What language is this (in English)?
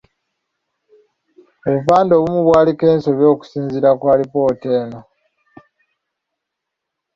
Ganda